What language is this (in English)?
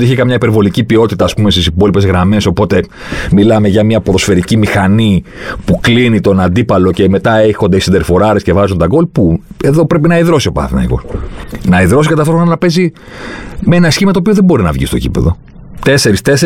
Greek